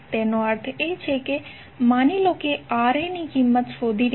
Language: Gujarati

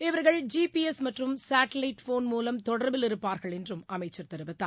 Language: Tamil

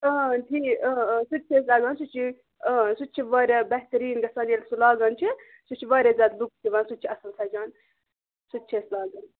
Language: Kashmiri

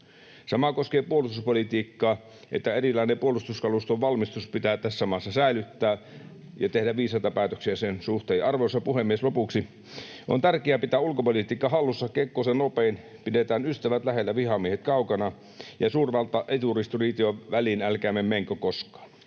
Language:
Finnish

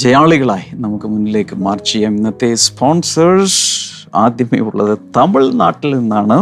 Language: Malayalam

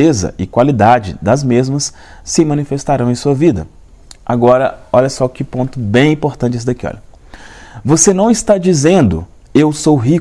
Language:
Portuguese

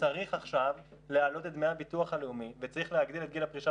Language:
Hebrew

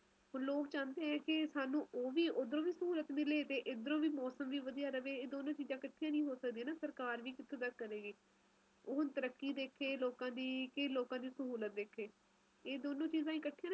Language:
Punjabi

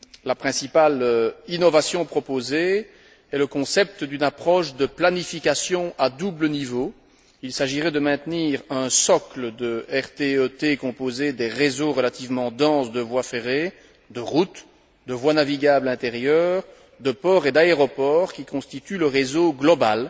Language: French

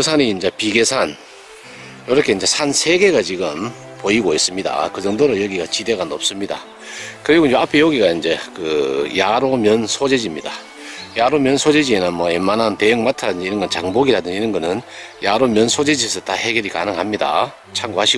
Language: Korean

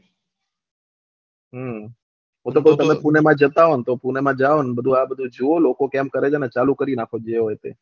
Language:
Gujarati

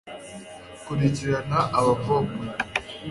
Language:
Kinyarwanda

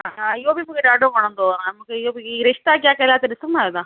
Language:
Sindhi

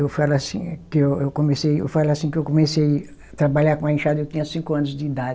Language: Portuguese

